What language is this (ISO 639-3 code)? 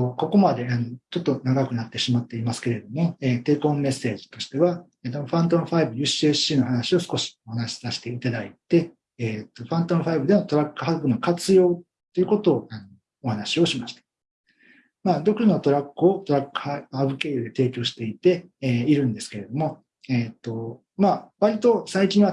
jpn